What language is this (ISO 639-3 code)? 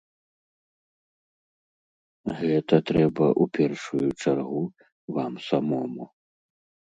bel